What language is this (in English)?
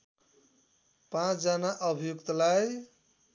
Nepali